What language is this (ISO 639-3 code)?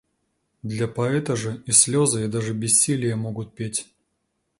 rus